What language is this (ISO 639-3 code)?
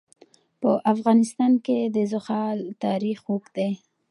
pus